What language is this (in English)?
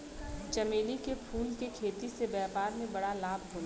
Bhojpuri